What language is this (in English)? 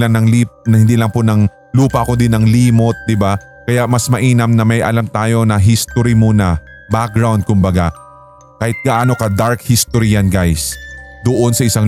Filipino